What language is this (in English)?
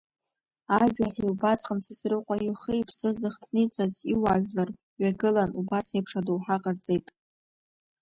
Abkhazian